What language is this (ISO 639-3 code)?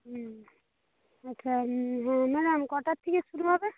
ben